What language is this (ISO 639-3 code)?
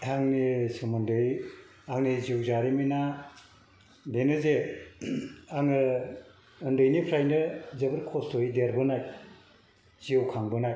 brx